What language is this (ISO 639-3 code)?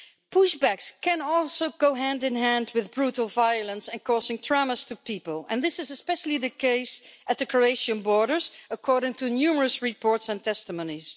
eng